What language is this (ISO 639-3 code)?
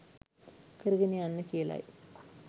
sin